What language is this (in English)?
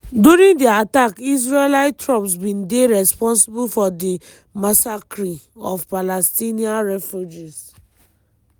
Nigerian Pidgin